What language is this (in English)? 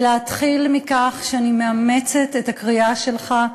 Hebrew